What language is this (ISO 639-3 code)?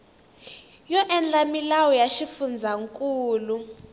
tso